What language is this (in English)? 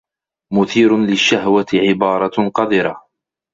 Arabic